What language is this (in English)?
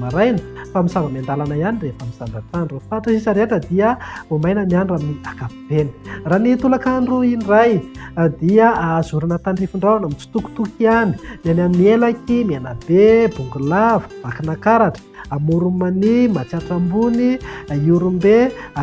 Malagasy